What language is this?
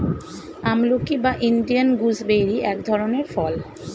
Bangla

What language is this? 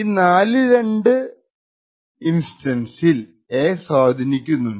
Malayalam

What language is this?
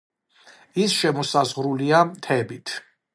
Georgian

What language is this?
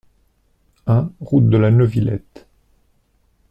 French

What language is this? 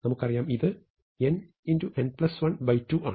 Malayalam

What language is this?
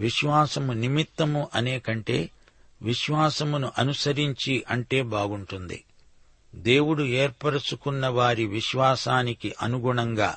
Telugu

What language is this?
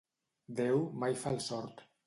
Catalan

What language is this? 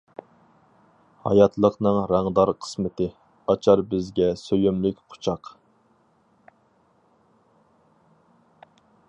Uyghur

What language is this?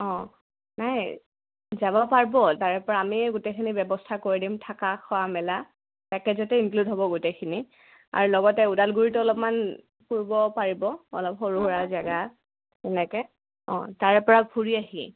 Assamese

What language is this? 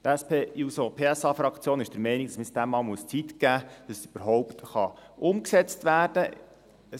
Swiss German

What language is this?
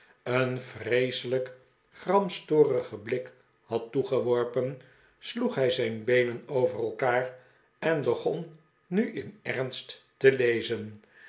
Dutch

